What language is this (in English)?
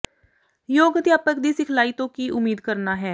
Punjabi